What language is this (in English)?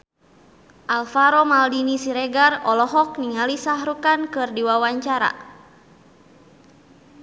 Sundanese